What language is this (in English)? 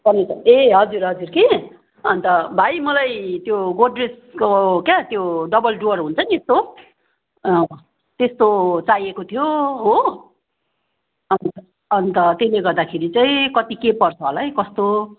Nepali